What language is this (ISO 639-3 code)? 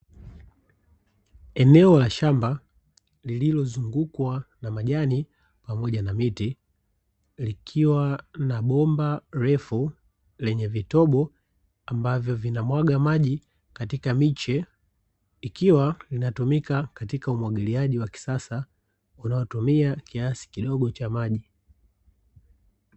swa